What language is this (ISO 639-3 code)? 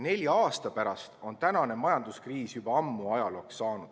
est